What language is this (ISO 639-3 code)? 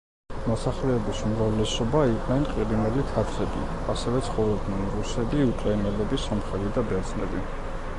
kat